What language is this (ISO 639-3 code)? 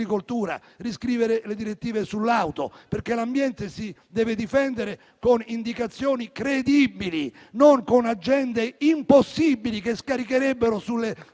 ita